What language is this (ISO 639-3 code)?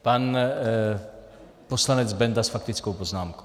ces